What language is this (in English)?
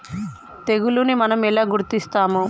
Telugu